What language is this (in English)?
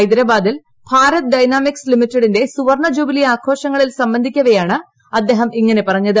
Malayalam